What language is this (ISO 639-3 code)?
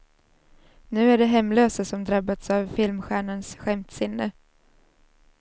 swe